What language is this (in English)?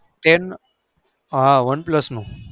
Gujarati